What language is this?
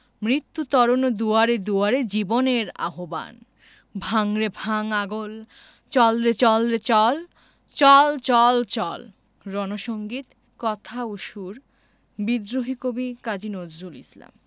Bangla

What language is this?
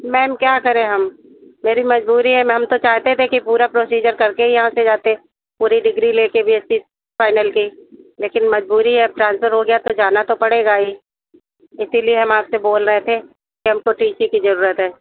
Hindi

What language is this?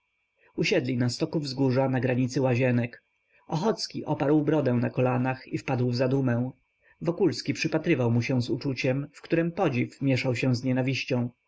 Polish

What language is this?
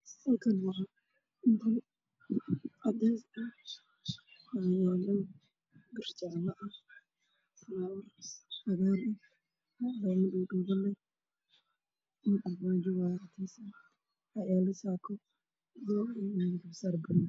Somali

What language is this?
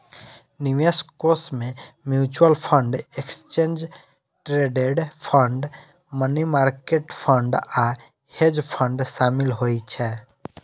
Maithili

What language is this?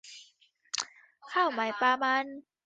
Thai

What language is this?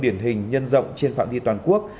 Vietnamese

